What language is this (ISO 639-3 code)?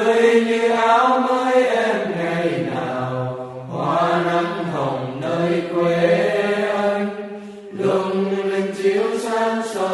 vie